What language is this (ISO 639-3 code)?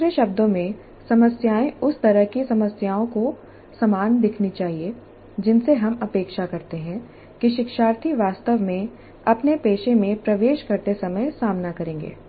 hin